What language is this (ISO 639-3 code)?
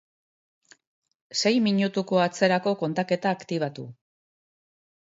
eus